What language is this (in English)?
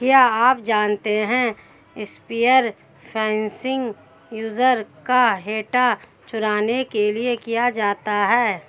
Hindi